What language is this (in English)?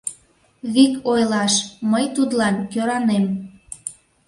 Mari